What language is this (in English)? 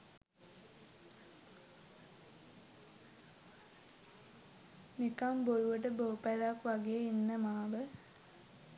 Sinhala